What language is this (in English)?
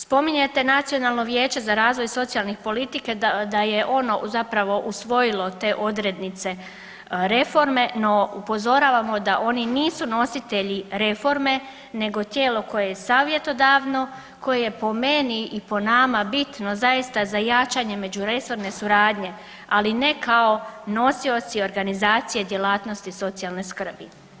Croatian